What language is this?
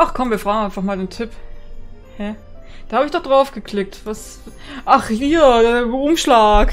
German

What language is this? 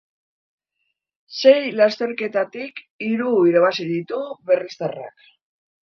Basque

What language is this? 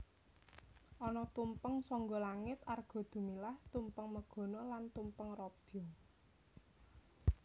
Javanese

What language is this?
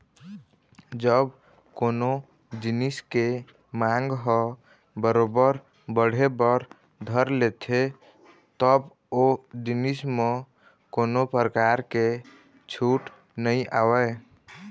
Chhattisgarhi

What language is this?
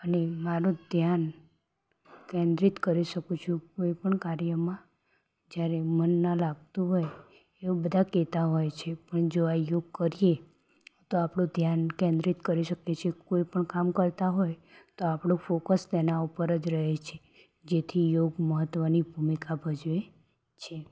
Gujarati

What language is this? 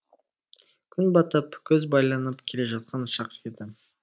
Kazakh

